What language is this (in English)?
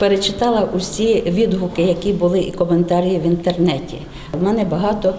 Ukrainian